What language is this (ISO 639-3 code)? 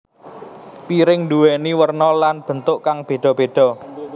jav